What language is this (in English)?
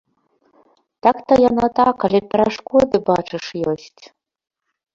Belarusian